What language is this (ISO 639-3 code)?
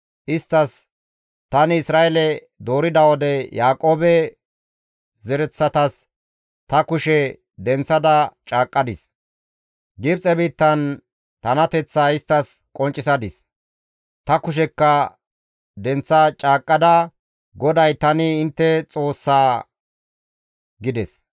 gmv